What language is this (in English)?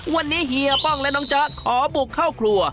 Thai